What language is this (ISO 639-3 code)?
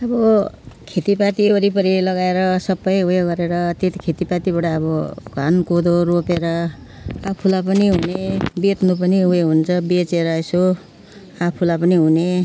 nep